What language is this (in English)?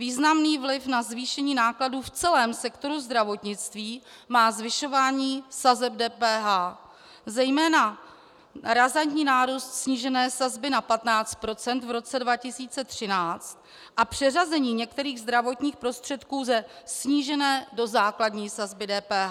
Czech